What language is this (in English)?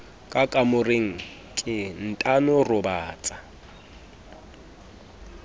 Southern Sotho